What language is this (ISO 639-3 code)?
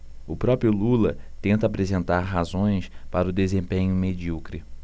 por